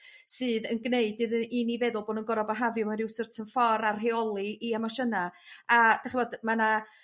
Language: Welsh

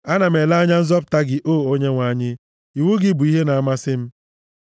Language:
Igbo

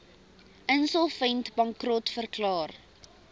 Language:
Afrikaans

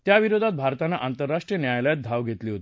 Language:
Marathi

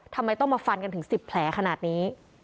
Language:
Thai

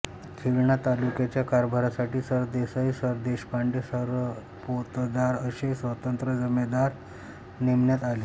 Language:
Marathi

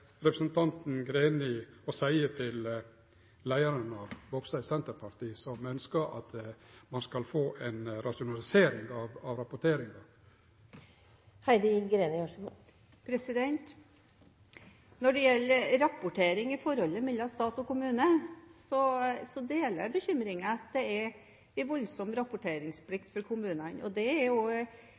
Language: Norwegian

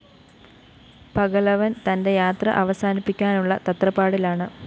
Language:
Malayalam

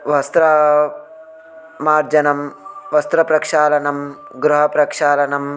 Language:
Sanskrit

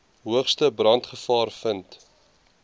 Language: Afrikaans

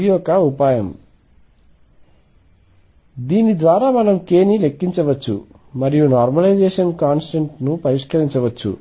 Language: Telugu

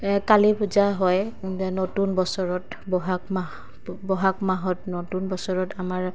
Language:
Assamese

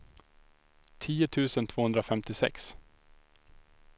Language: Swedish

